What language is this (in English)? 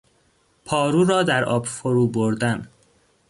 Persian